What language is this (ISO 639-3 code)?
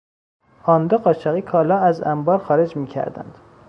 fas